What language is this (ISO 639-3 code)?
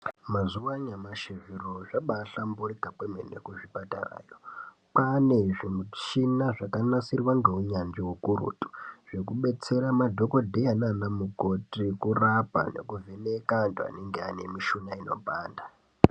ndc